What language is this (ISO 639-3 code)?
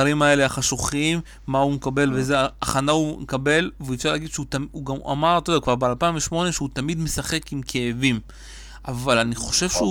heb